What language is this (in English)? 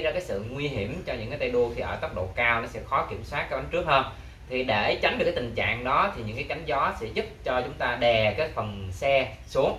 Vietnamese